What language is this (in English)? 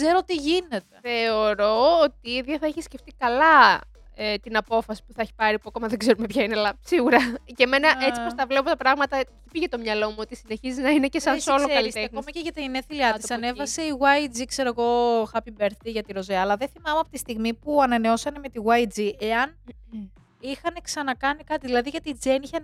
Greek